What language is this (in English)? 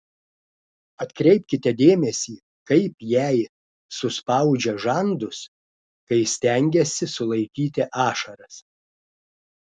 Lithuanian